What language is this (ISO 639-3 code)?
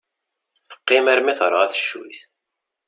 kab